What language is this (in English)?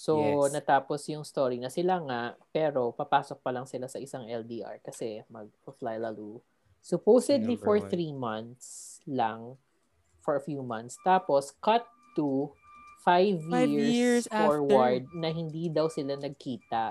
Filipino